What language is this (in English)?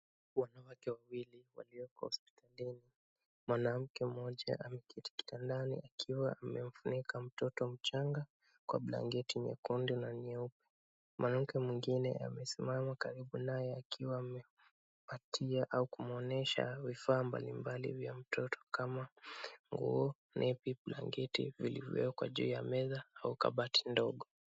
Swahili